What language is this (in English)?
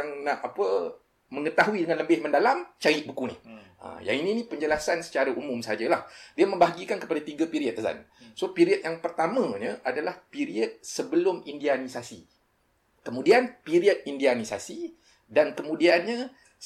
Malay